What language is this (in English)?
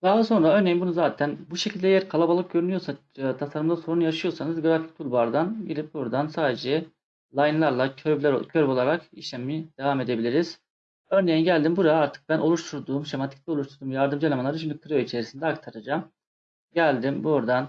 Turkish